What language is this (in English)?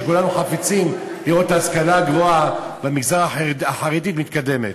Hebrew